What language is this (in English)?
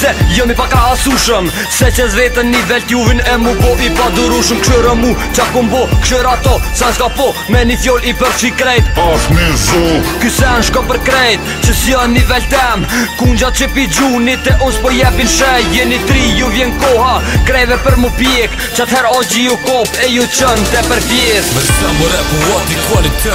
Romanian